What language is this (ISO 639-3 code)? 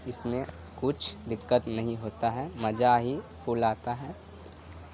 urd